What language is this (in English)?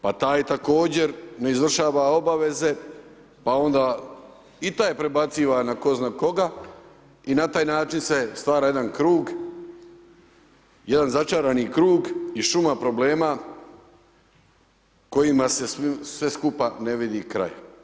Croatian